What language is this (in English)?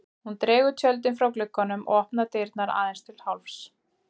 Icelandic